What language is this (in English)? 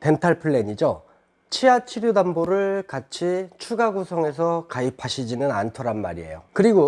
Korean